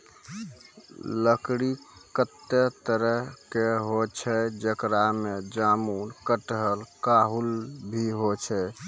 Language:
Maithili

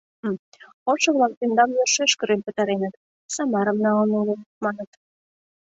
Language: Mari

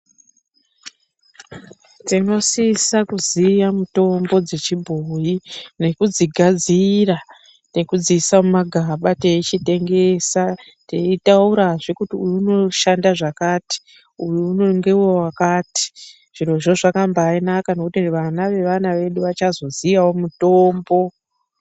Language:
Ndau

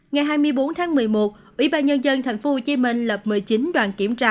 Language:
Vietnamese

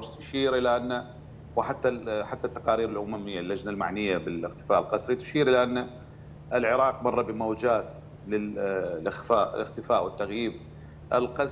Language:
Arabic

